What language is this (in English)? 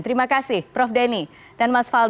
Indonesian